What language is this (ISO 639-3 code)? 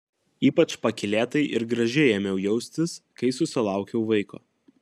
lit